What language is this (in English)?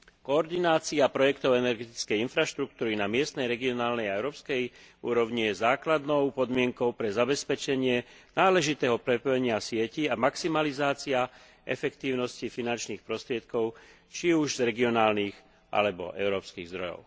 Slovak